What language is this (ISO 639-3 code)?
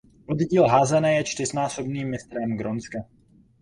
ces